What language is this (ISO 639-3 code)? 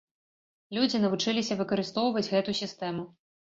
bel